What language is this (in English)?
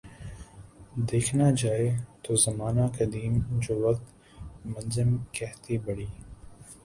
Urdu